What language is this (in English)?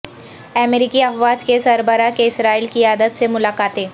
Urdu